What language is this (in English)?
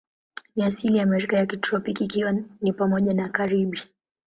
Swahili